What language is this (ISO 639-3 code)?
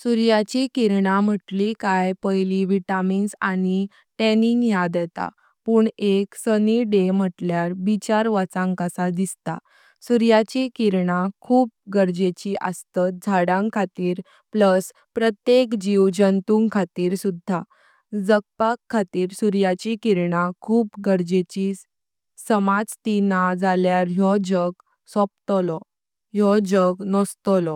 kok